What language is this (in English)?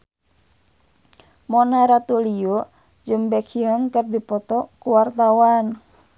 Sundanese